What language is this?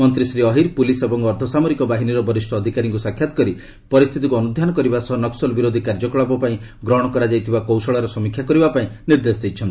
Odia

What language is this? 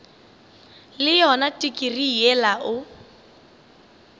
Northern Sotho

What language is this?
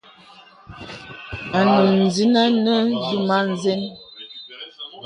Bebele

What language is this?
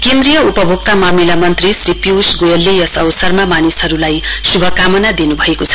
Nepali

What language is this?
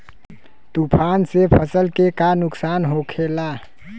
Bhojpuri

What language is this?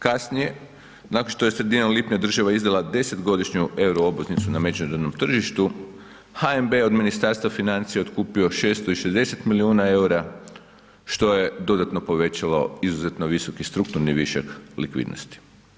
Croatian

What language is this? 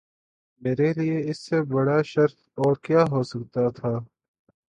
Urdu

